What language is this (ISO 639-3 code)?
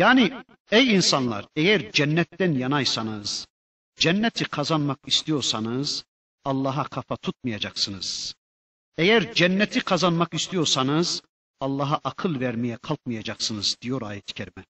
tur